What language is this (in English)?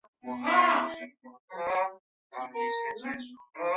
Chinese